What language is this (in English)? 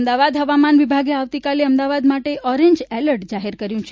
Gujarati